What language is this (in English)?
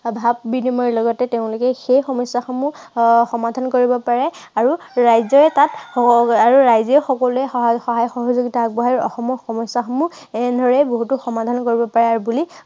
Assamese